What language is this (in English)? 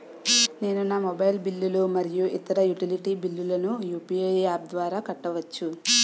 Telugu